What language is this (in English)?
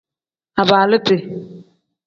Tem